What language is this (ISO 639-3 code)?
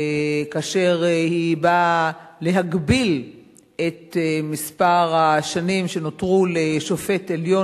heb